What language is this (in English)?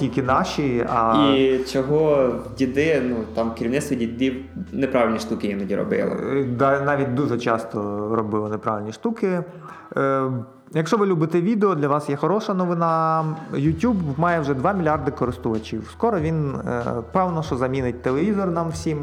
Ukrainian